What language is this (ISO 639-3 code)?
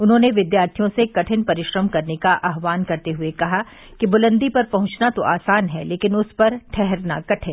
hin